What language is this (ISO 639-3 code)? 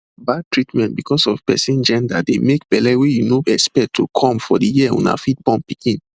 pcm